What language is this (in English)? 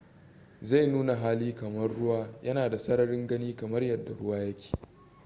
Hausa